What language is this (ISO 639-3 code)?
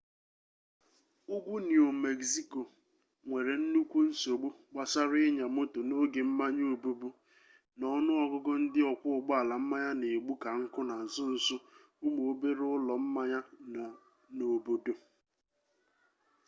ibo